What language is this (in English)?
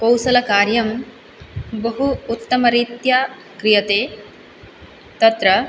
Sanskrit